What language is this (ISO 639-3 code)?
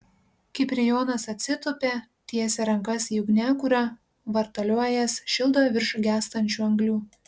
lit